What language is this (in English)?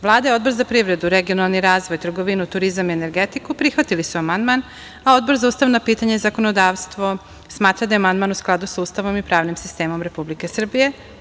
Serbian